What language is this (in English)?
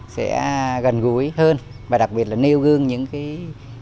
Vietnamese